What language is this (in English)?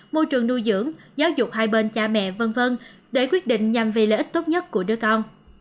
Vietnamese